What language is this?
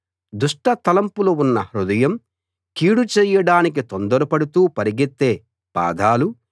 Telugu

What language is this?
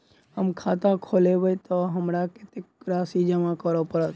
Maithili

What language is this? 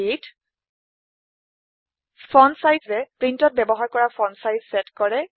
Assamese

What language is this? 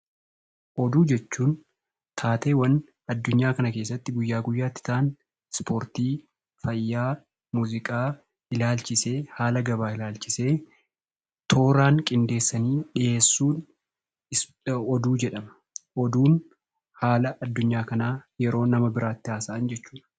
Oromo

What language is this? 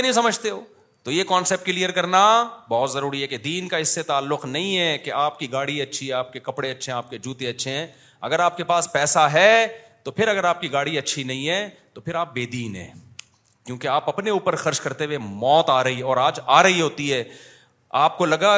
Urdu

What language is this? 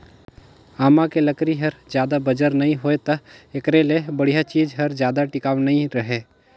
Chhattisgarhi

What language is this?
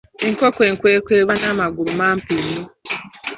Ganda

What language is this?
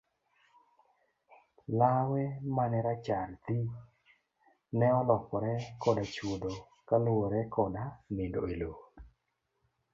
Luo (Kenya and Tanzania)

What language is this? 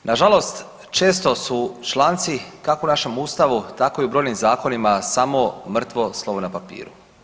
Croatian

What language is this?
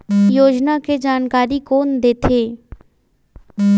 Chhattisgarhi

